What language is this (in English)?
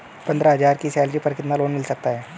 Hindi